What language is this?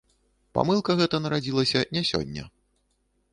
Belarusian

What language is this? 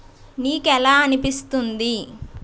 Telugu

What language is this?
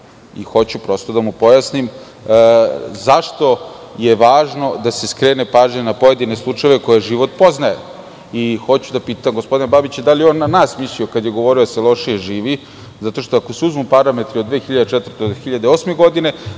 Serbian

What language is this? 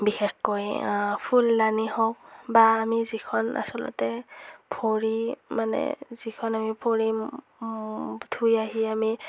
Assamese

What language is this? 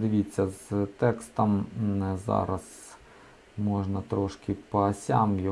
Ukrainian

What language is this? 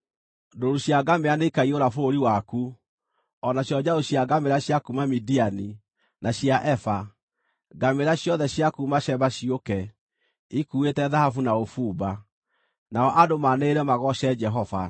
Kikuyu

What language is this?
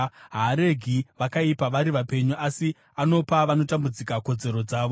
Shona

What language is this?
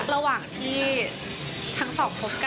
Thai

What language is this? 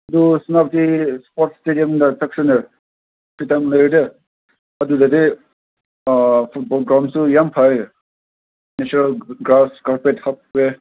Manipuri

